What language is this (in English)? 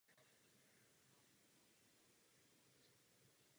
Czech